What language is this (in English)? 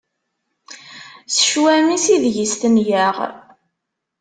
Kabyle